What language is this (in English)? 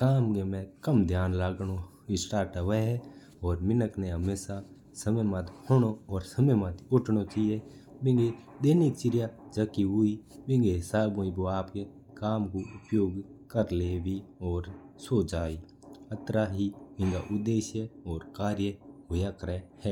Mewari